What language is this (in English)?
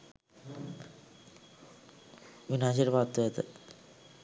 Sinhala